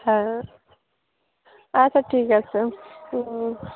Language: Bangla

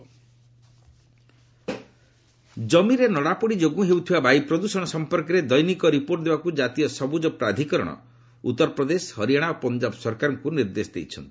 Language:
Odia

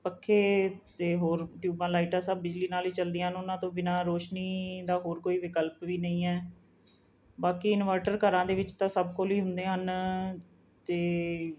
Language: Punjabi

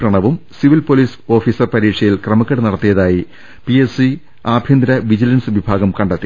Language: Malayalam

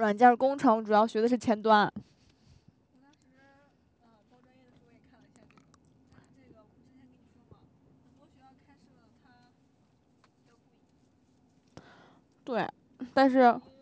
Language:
Chinese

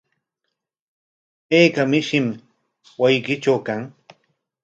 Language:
Corongo Ancash Quechua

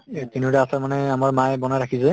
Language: Assamese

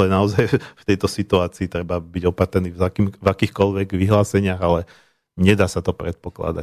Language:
Slovak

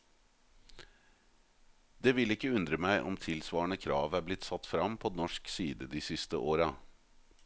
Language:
Norwegian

